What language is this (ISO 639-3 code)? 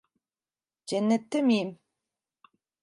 tur